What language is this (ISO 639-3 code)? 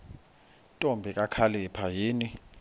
xho